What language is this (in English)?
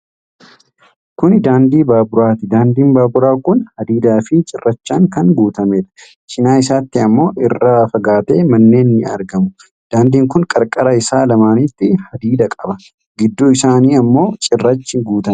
Oromo